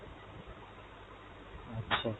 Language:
Bangla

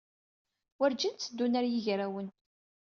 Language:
Kabyle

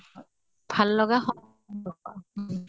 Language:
Assamese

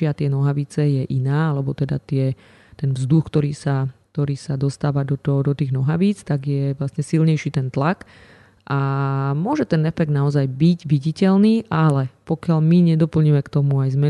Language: Slovak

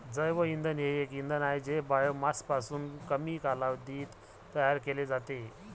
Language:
Marathi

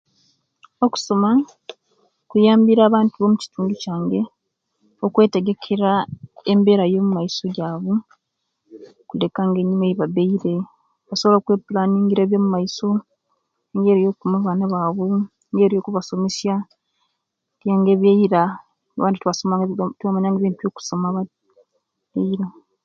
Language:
Kenyi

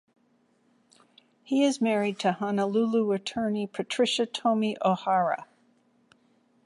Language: English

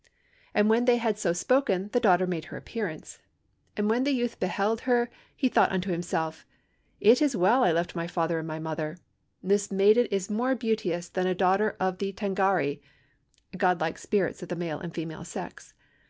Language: English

